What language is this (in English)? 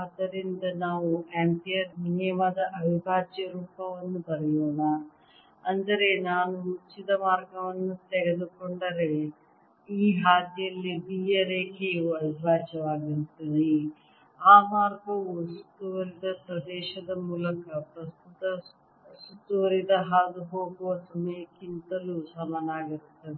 Kannada